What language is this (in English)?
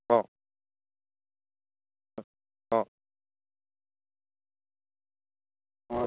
Assamese